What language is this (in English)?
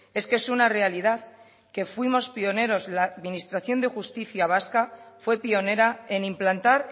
Spanish